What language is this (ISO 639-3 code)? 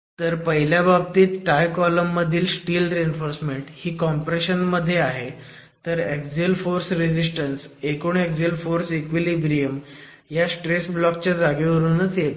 mar